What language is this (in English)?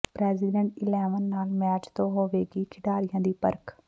Punjabi